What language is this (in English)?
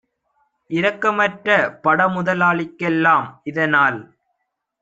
Tamil